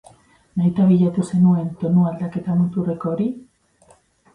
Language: Basque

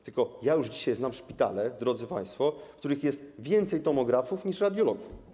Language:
Polish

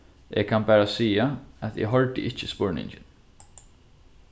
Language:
Faroese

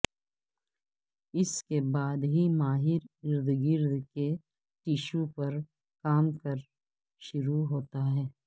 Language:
Urdu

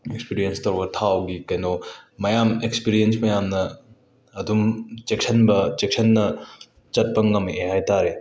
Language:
Manipuri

